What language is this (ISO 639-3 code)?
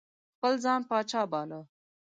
pus